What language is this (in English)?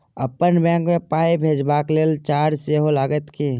Maithili